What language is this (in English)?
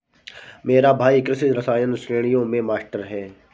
Hindi